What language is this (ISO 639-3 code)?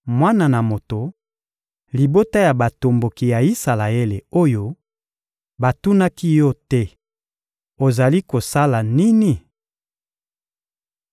lin